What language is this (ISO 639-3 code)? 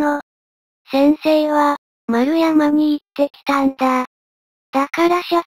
jpn